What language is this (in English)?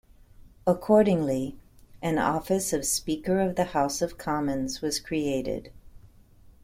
English